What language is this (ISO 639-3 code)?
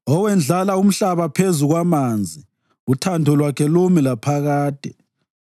nde